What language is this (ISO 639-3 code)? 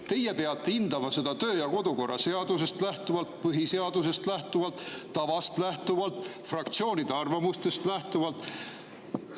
est